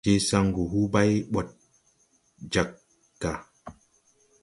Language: Tupuri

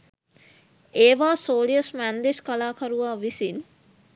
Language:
Sinhala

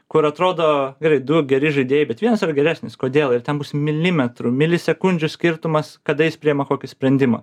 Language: Lithuanian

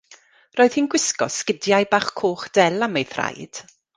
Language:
Welsh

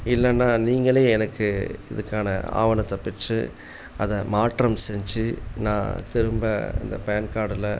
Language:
Tamil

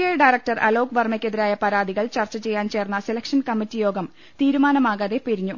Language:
Malayalam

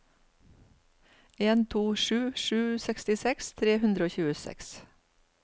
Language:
Norwegian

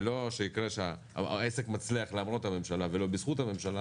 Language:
Hebrew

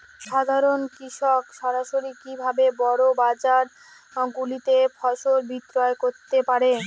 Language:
Bangla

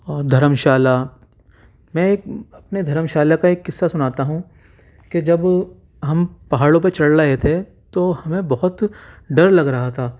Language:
Urdu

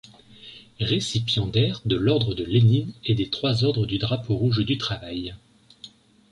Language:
French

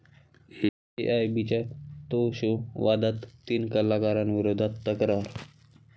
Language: Marathi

